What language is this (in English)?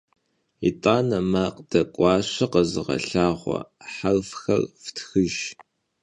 Kabardian